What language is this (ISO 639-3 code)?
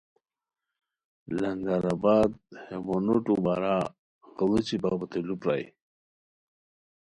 khw